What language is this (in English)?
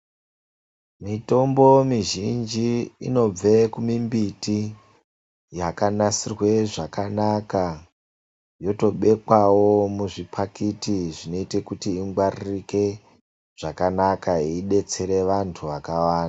Ndau